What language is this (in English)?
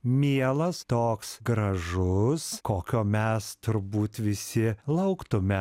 Lithuanian